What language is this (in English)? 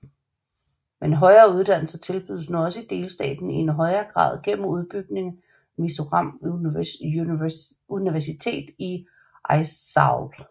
Danish